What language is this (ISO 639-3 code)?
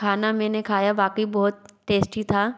hin